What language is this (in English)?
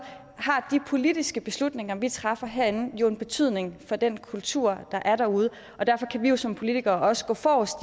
Danish